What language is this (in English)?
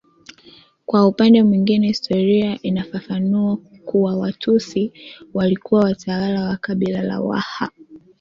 Swahili